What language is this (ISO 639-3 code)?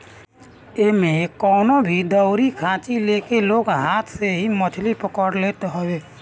bho